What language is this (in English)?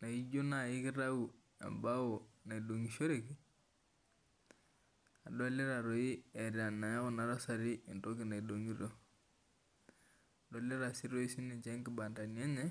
Masai